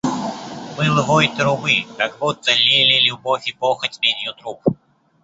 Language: Russian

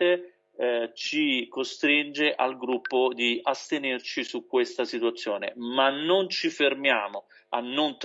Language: Italian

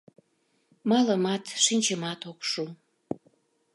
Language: Mari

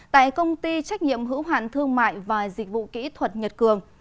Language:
Vietnamese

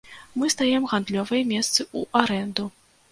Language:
Belarusian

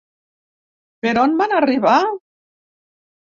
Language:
Catalan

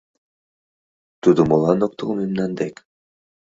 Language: Mari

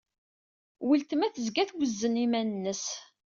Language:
Kabyle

